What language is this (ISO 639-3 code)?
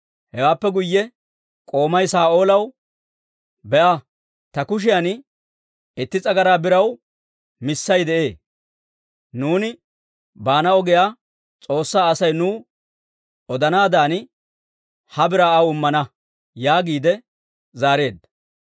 dwr